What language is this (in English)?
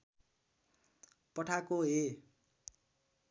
Nepali